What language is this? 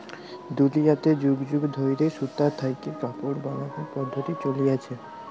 Bangla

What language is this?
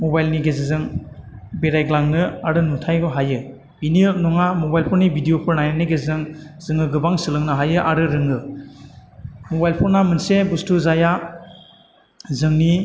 Bodo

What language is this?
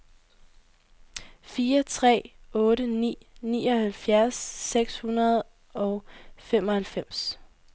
Danish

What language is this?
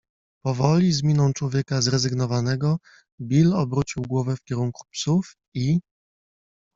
Polish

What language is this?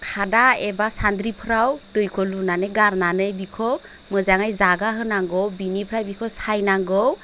Bodo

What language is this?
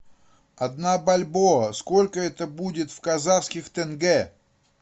Russian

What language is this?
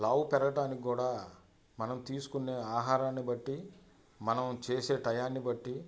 Telugu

